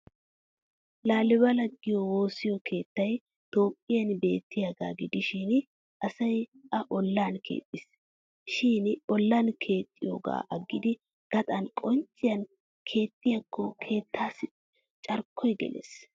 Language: Wolaytta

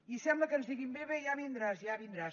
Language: Catalan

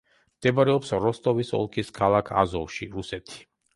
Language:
Georgian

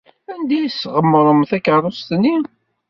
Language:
Kabyle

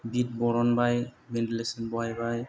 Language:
Bodo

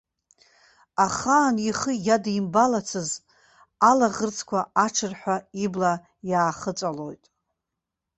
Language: Abkhazian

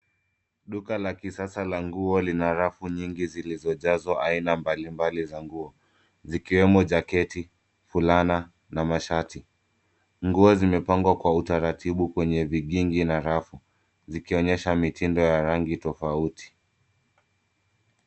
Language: Swahili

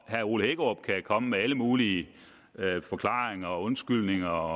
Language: Danish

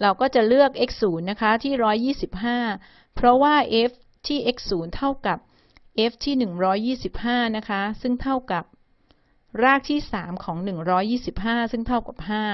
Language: Thai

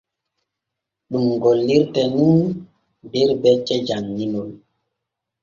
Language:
Borgu Fulfulde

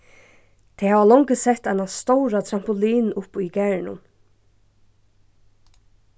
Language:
Faroese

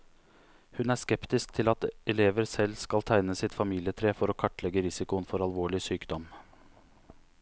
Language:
Norwegian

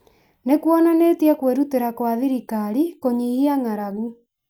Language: Kikuyu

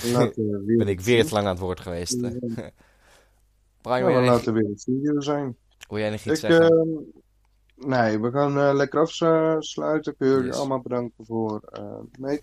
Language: Dutch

